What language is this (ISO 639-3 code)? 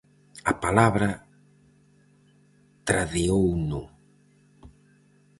glg